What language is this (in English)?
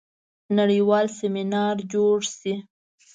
Pashto